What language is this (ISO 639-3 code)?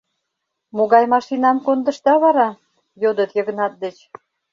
chm